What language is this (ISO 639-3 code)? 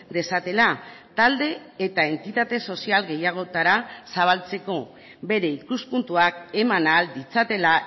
eus